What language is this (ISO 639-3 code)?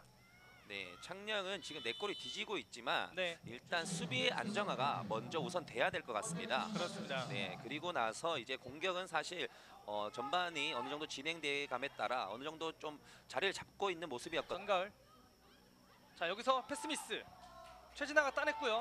kor